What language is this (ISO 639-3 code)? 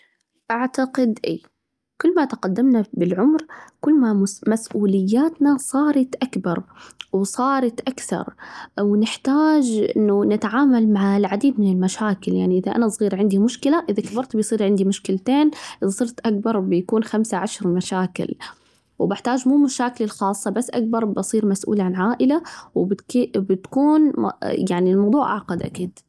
ars